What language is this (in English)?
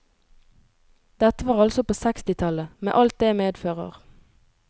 Norwegian